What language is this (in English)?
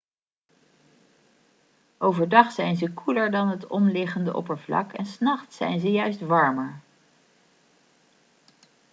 Dutch